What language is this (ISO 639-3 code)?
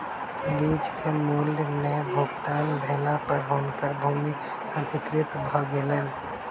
mai